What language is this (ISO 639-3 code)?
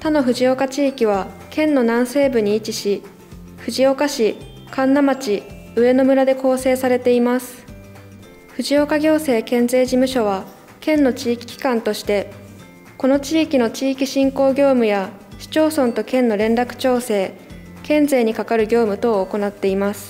jpn